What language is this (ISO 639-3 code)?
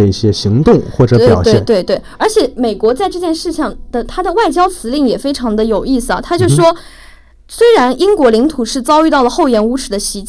zho